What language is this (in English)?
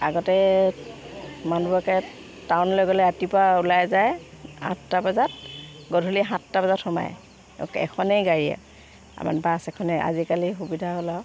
Assamese